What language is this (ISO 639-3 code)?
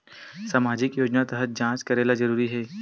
hne